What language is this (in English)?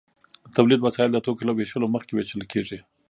Pashto